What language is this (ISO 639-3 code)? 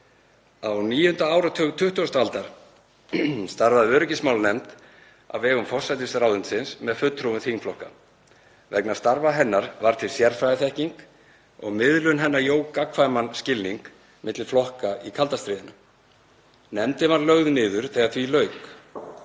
isl